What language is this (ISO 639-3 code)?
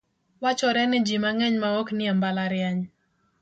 luo